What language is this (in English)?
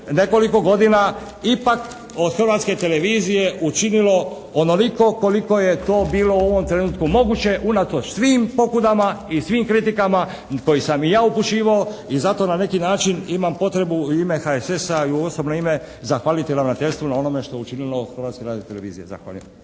Croatian